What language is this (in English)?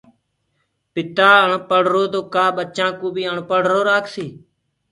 Gurgula